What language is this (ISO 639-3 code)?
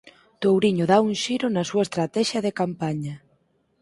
glg